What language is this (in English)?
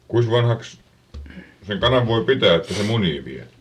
Finnish